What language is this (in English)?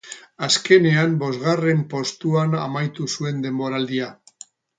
Basque